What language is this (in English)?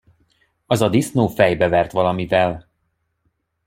Hungarian